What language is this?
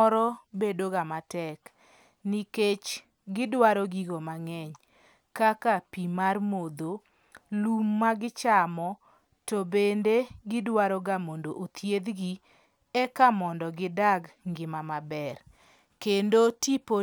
Luo (Kenya and Tanzania)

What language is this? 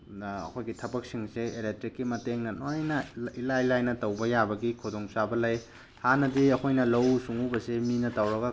Manipuri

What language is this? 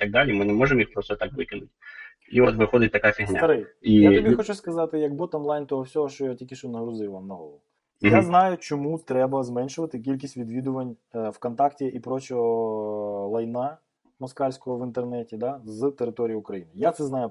Ukrainian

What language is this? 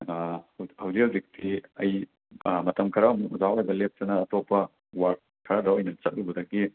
Manipuri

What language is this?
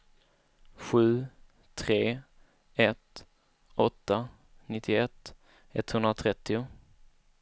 Swedish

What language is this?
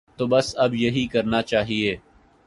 Urdu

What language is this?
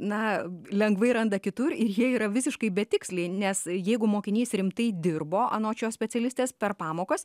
Lithuanian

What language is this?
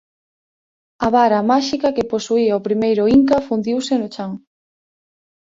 Galician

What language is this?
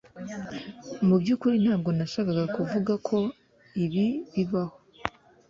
Kinyarwanda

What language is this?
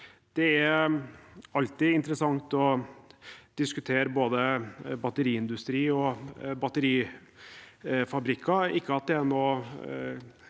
Norwegian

